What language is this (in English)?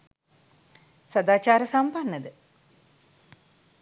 Sinhala